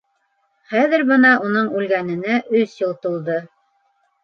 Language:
Bashkir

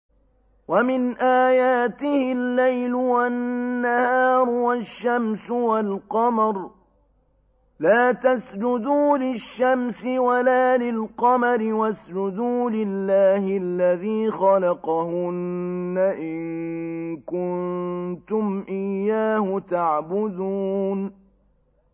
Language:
Arabic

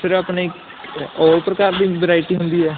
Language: Punjabi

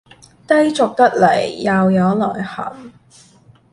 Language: Cantonese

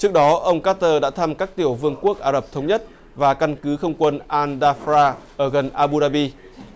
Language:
Vietnamese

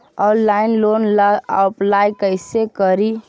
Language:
Magahi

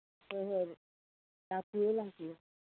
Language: Manipuri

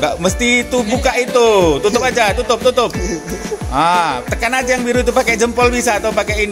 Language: Indonesian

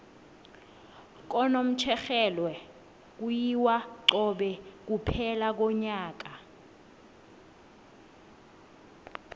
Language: South Ndebele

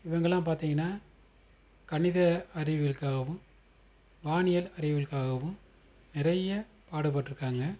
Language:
Tamil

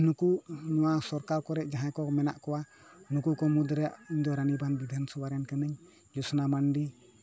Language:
Santali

